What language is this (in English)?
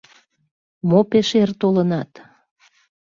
Mari